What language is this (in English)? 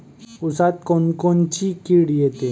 Marathi